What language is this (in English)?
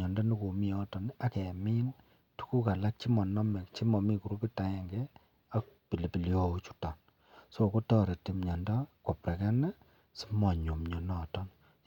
Kalenjin